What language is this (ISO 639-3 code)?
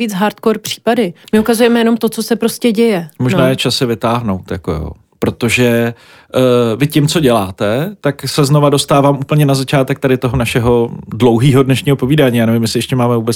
ces